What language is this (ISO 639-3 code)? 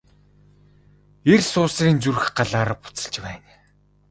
mon